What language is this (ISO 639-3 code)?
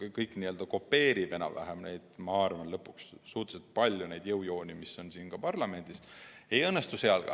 est